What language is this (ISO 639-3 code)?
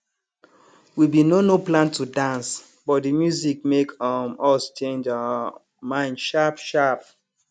pcm